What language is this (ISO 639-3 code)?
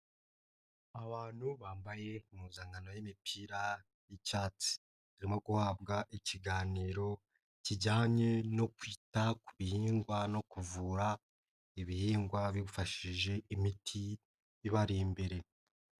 kin